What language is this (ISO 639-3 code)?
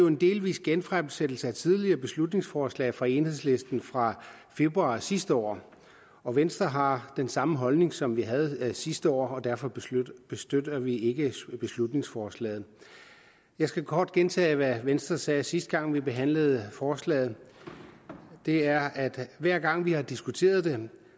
dan